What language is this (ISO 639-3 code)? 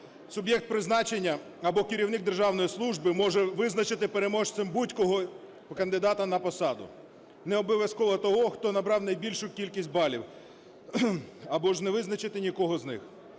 ukr